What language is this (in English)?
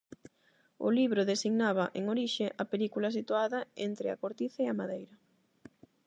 Galician